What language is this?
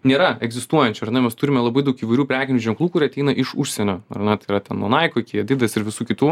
Lithuanian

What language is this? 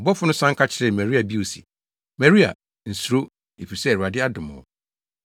Akan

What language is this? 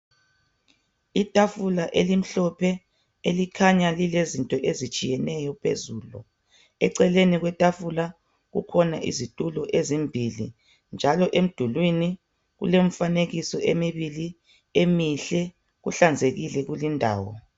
North Ndebele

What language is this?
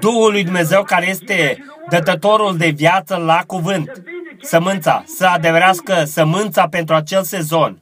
Romanian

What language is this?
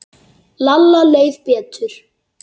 Icelandic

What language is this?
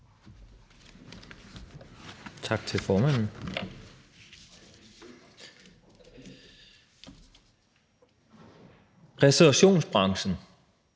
Danish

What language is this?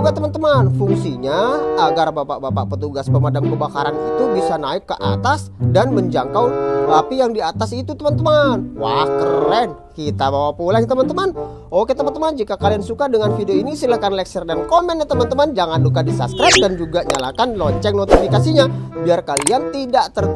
Indonesian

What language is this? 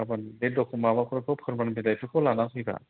Bodo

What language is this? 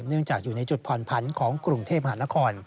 Thai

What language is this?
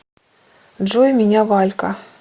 Russian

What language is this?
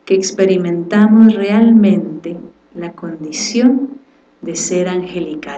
Spanish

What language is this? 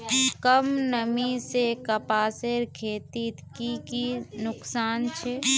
Magahi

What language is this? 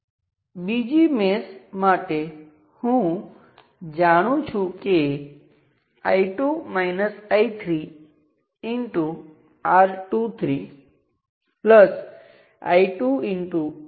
Gujarati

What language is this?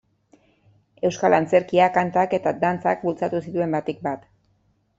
Basque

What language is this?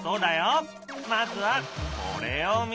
Japanese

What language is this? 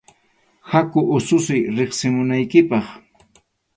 Arequipa-La Unión Quechua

